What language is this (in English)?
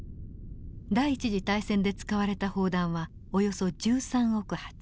Japanese